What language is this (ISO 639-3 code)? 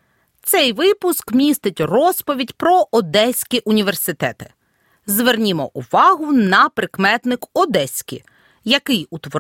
ukr